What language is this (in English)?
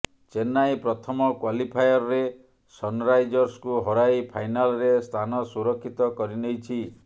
Odia